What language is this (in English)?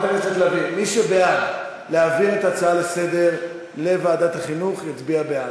Hebrew